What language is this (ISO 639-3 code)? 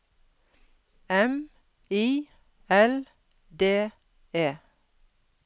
nor